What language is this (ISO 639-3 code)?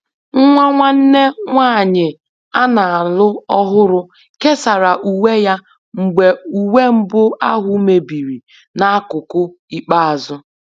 ibo